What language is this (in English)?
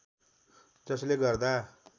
Nepali